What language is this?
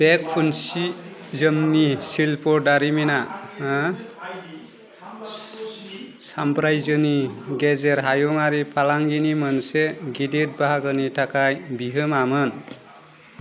Bodo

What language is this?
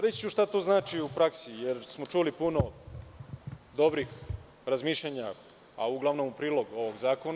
Serbian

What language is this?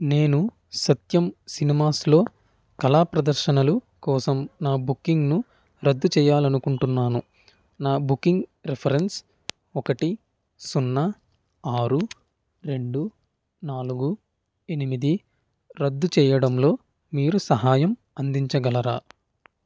Telugu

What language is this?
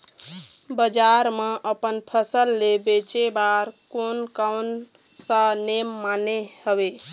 Chhattisgarhi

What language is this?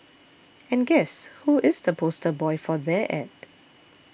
English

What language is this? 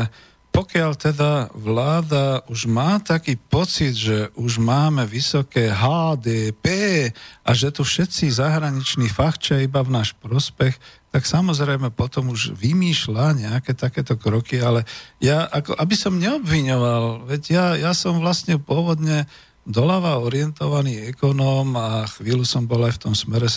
Slovak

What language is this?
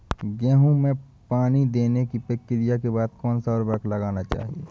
Hindi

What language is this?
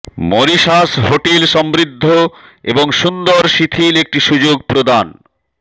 Bangla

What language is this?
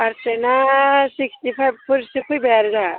Bodo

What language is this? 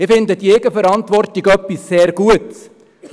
Swiss German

